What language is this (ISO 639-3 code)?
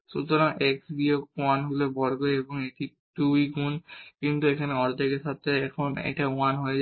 ben